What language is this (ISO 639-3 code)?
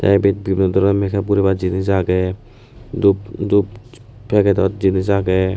ccp